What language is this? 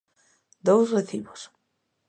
Galician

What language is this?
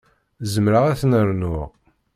Kabyle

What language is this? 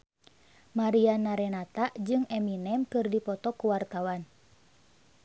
Sundanese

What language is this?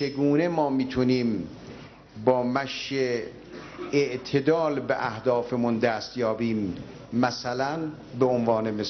Persian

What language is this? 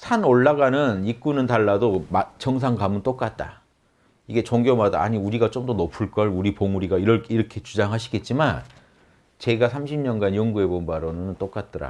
Korean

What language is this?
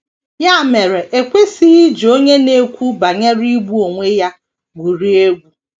Igbo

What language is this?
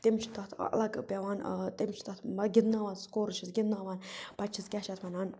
Kashmiri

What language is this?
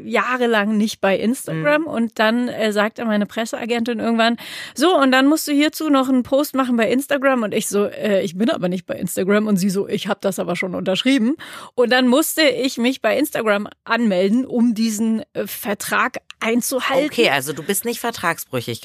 German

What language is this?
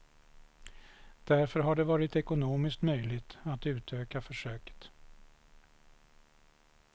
Swedish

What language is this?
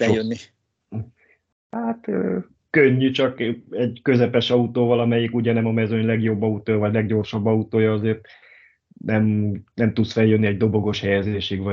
Hungarian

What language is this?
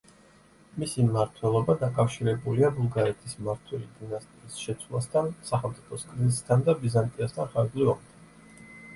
Georgian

